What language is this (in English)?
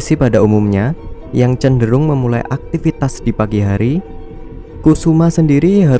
Indonesian